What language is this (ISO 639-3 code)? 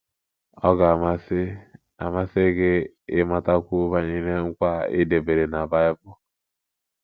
ibo